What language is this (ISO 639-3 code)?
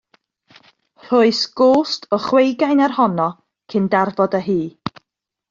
cym